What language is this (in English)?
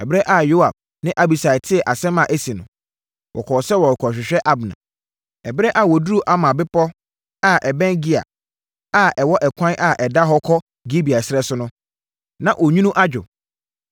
Akan